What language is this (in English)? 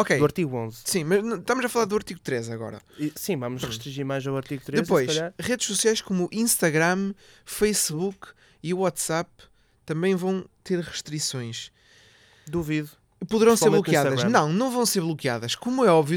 Portuguese